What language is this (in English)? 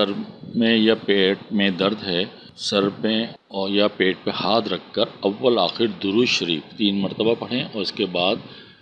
Urdu